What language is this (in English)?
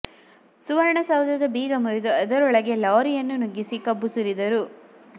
Kannada